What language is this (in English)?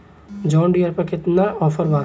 Bhojpuri